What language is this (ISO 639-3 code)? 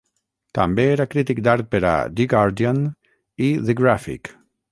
cat